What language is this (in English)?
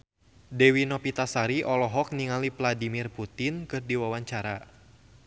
Sundanese